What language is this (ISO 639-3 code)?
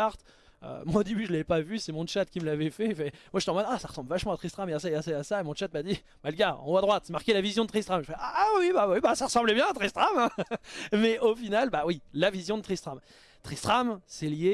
fra